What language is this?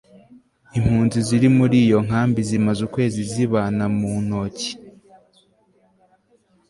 Kinyarwanda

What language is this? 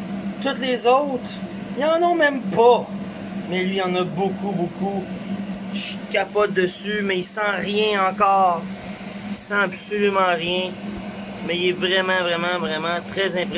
French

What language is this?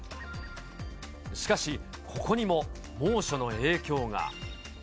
Japanese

